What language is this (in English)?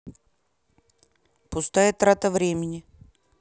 Russian